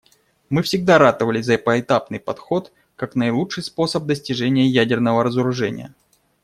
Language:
Russian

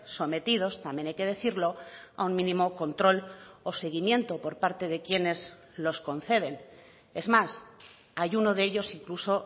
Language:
Spanish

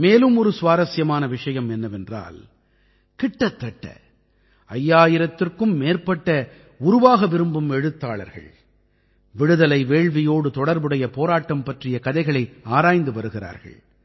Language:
Tamil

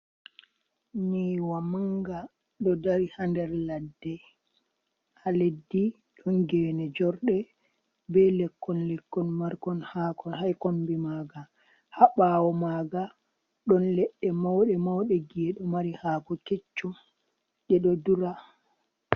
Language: Fula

